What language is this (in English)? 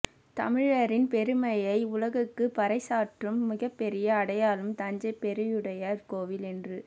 Tamil